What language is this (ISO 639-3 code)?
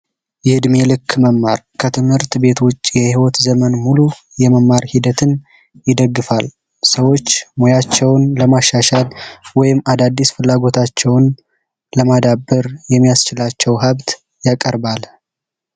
amh